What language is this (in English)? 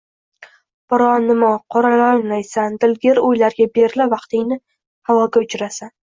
Uzbek